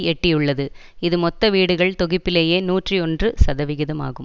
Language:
Tamil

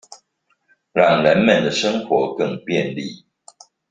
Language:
Chinese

